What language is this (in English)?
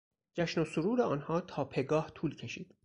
Persian